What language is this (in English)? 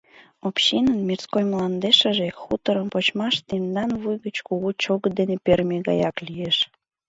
Mari